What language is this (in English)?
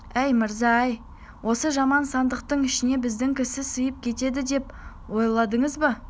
Kazakh